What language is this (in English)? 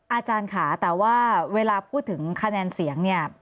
Thai